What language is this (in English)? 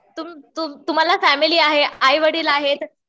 Marathi